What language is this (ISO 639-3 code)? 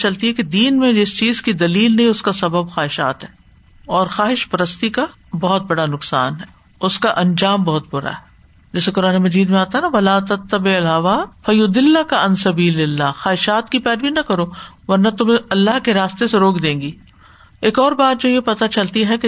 urd